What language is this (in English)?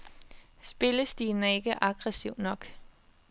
Danish